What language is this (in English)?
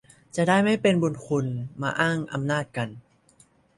Thai